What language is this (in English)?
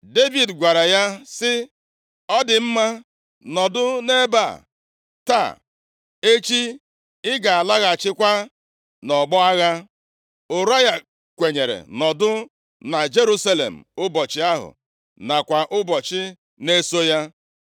Igbo